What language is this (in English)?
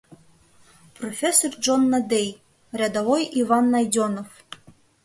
Mari